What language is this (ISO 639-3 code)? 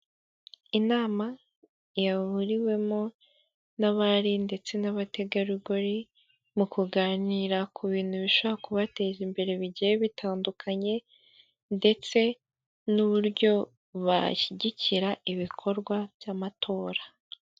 kin